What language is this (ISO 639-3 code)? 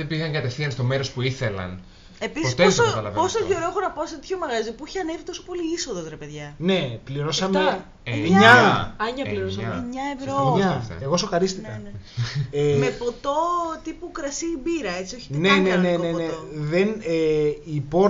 ell